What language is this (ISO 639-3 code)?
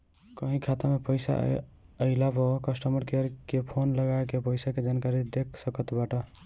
bho